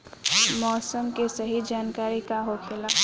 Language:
Bhojpuri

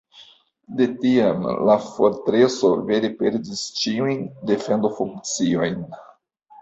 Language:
Esperanto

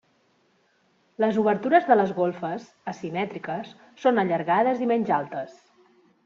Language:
Catalan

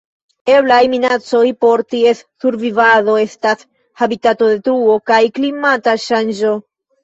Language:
Esperanto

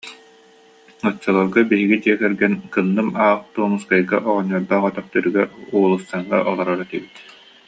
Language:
Yakut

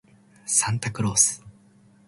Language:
Japanese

